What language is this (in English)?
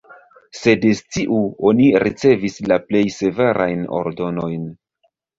Esperanto